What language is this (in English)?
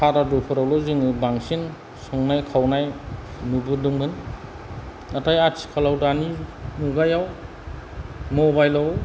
Bodo